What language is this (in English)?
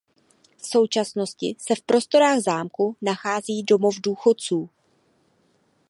Czech